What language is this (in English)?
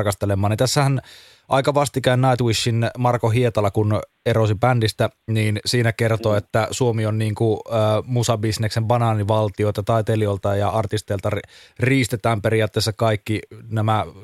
Finnish